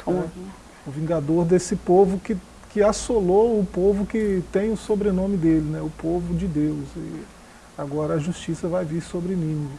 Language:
Portuguese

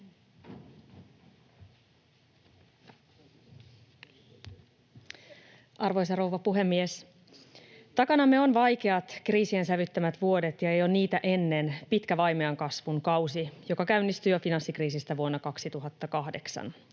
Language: Finnish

